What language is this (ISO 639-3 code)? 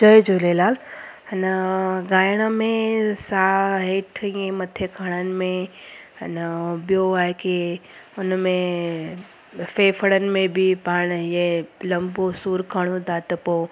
snd